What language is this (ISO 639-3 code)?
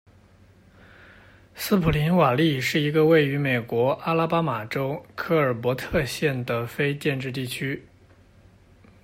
zho